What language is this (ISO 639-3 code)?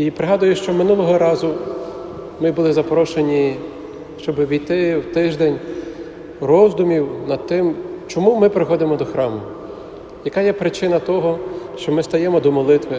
ukr